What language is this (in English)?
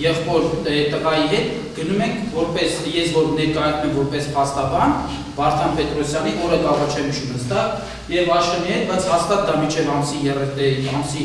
Turkish